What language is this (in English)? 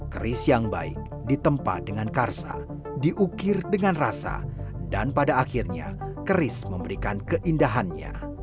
Indonesian